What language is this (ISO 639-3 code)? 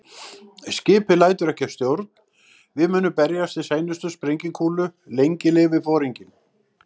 isl